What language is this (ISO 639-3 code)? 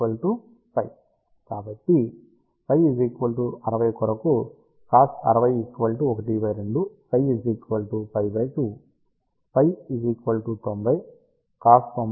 tel